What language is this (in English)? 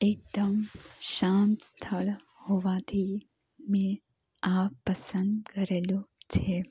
Gujarati